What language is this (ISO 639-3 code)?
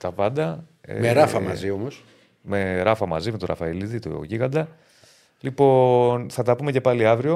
ell